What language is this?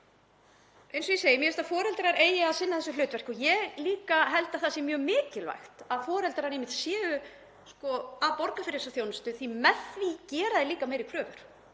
Icelandic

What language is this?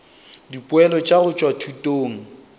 Northern Sotho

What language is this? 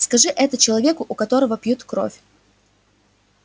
Russian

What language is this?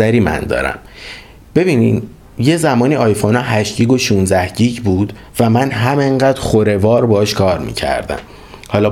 Persian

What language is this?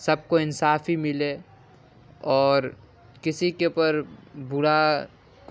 Urdu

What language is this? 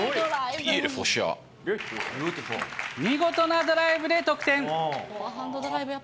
Japanese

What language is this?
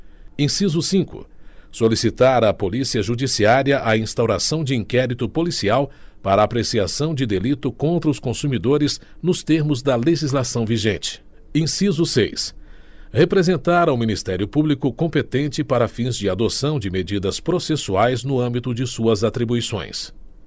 Portuguese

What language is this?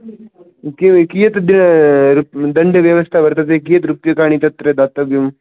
Sanskrit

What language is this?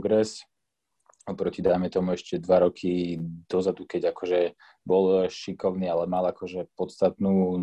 Slovak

